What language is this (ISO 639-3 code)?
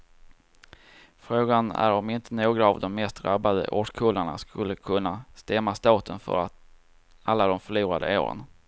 swe